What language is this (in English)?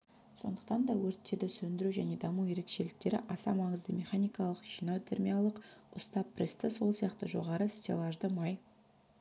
Kazakh